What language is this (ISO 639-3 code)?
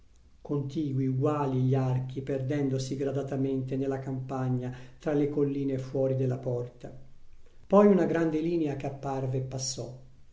ita